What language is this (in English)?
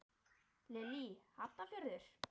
Icelandic